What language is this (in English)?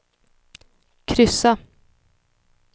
Swedish